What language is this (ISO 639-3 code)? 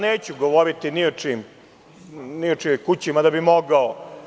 srp